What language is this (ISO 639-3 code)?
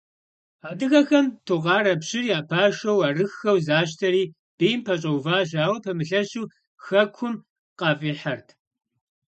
kbd